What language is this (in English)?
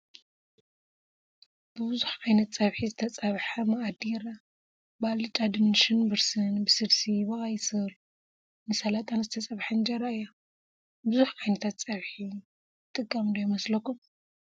Tigrinya